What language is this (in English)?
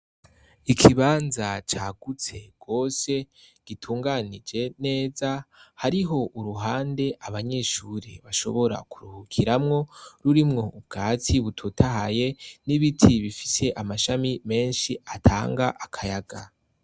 Rundi